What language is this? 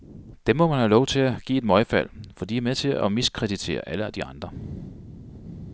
Danish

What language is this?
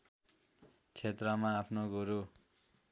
Nepali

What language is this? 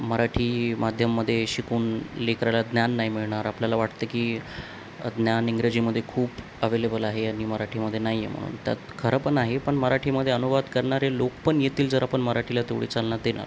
Marathi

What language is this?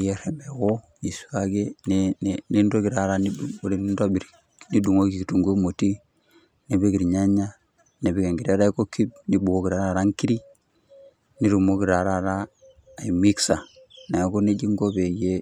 Masai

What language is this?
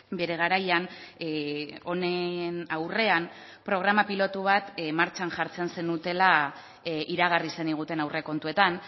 Basque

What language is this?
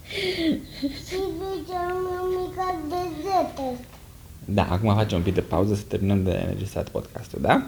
Romanian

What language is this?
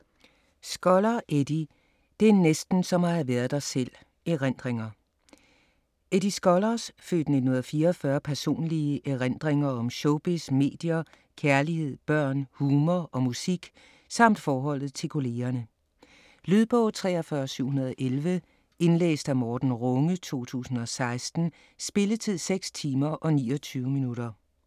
Danish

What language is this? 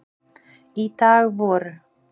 Icelandic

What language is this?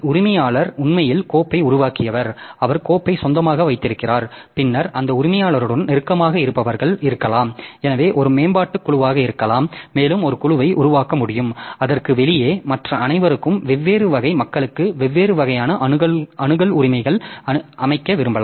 Tamil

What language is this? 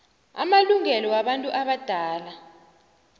South Ndebele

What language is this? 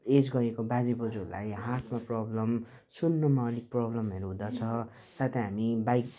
Nepali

